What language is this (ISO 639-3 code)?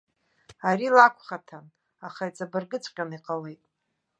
abk